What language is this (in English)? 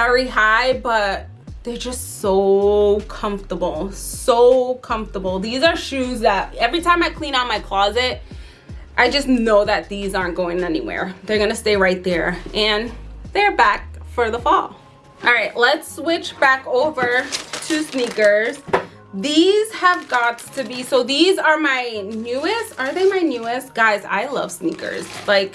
English